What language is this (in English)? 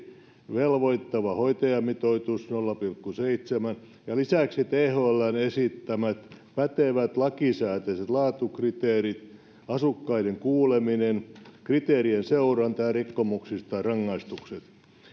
Finnish